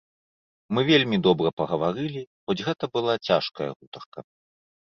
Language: Belarusian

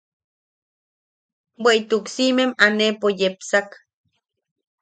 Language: Yaqui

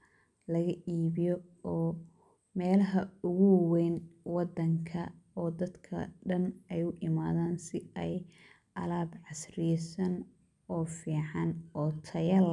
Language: Somali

